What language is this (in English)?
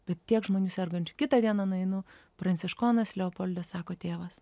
Lithuanian